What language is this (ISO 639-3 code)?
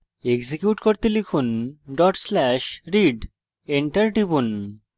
ben